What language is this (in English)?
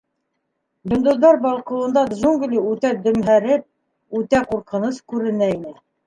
Bashkir